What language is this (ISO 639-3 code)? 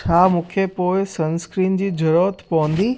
snd